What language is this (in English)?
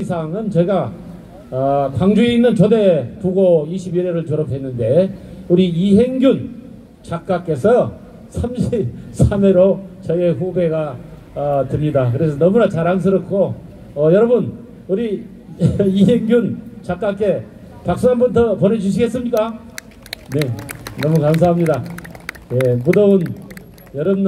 Korean